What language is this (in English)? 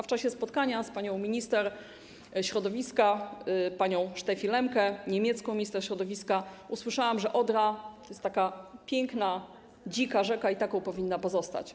Polish